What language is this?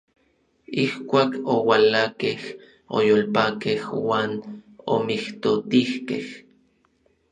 Orizaba Nahuatl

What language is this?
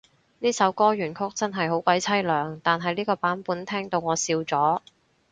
Cantonese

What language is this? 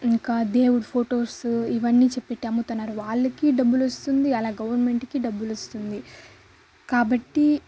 Telugu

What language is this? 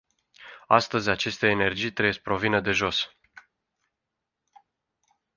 Romanian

